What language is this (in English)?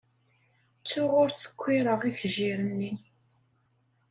Kabyle